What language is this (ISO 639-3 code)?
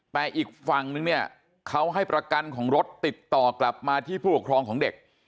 tha